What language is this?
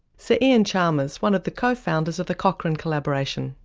English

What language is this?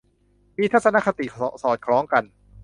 Thai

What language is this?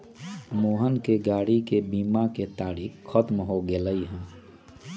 Magahi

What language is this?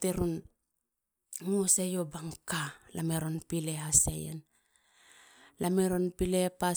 Halia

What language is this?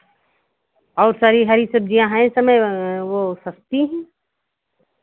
Hindi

